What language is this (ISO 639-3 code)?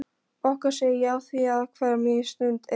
isl